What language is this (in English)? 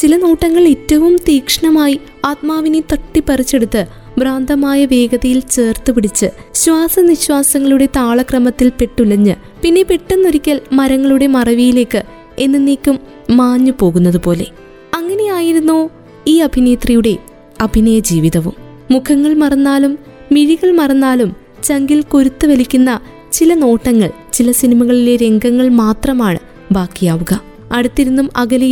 Malayalam